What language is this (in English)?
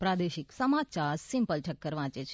Gujarati